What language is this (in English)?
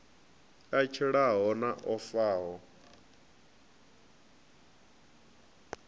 Venda